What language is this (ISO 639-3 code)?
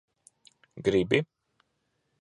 lav